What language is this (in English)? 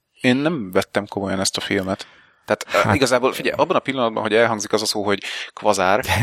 Hungarian